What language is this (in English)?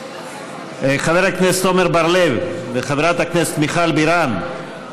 Hebrew